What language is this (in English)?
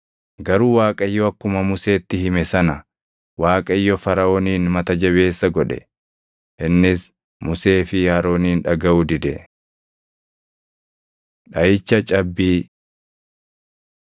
Oromo